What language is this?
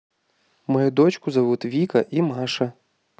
Russian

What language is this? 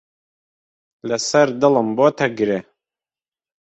Central Kurdish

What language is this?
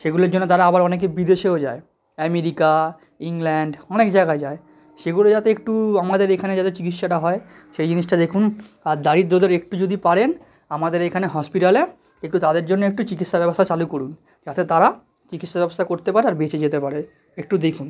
Bangla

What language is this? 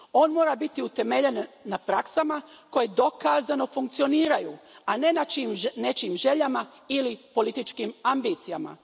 Croatian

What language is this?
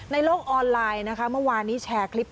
Thai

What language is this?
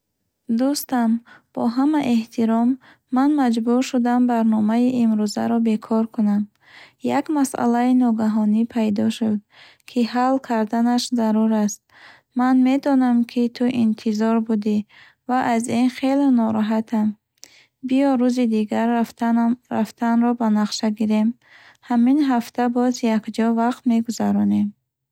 Bukharic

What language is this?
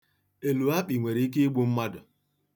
Igbo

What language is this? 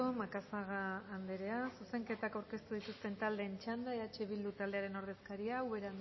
Basque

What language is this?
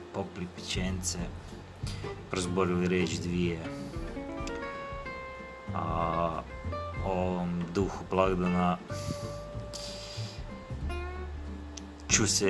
Croatian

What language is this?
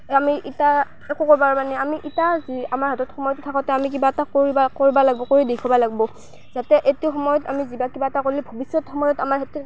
Assamese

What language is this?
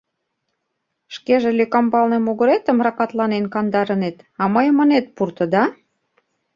Mari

